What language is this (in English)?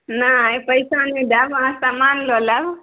Maithili